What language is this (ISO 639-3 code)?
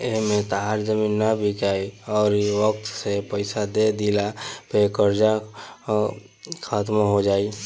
bho